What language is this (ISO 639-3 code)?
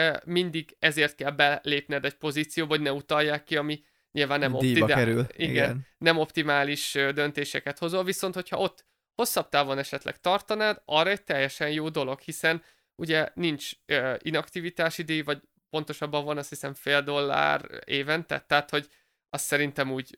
hun